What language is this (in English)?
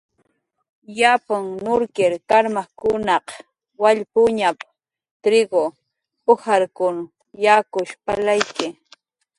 Jaqaru